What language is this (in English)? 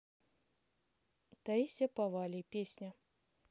Russian